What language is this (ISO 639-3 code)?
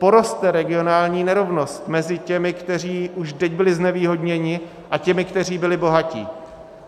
ces